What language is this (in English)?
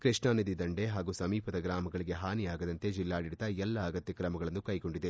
Kannada